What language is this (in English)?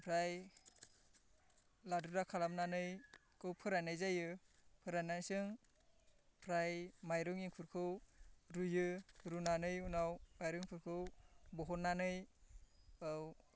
Bodo